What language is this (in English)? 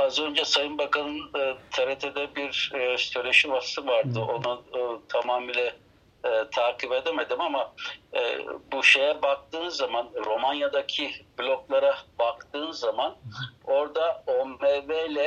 Turkish